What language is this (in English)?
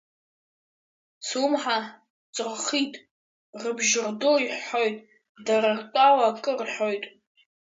Abkhazian